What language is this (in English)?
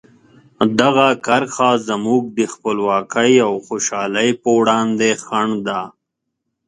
Pashto